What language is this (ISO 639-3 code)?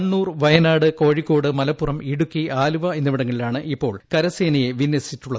mal